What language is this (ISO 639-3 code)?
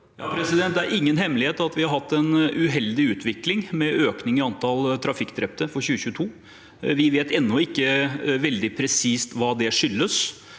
nor